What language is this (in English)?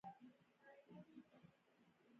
Pashto